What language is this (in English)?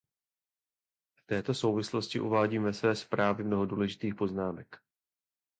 Czech